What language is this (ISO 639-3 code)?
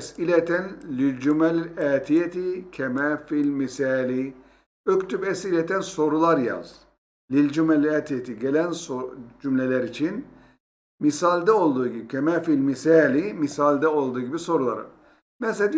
tur